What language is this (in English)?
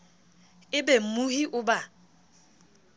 Southern Sotho